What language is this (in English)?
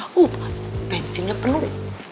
Indonesian